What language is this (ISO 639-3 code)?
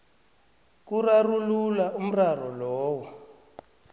nbl